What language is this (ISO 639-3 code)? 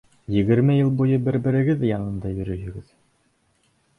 bak